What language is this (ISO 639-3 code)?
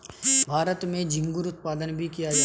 hin